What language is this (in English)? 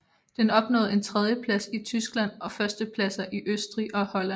Danish